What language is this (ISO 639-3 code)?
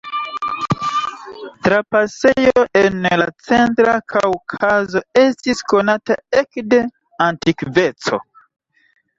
epo